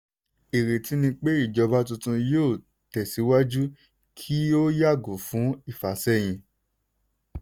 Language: Yoruba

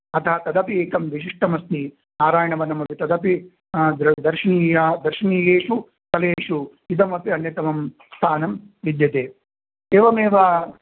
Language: Sanskrit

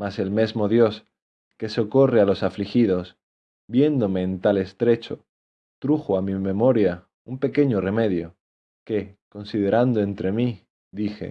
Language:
Spanish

